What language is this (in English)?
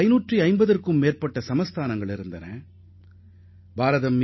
Tamil